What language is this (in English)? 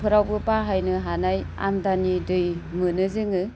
Bodo